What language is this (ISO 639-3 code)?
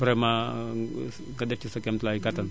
wol